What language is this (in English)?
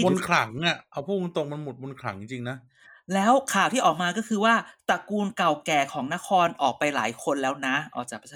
Thai